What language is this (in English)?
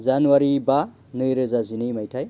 Bodo